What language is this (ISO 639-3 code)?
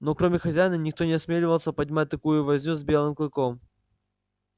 rus